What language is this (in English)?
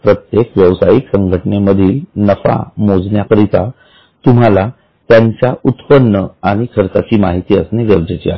Marathi